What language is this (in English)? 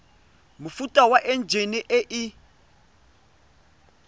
Tswana